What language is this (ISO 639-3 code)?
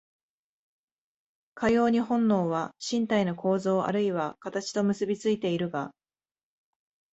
jpn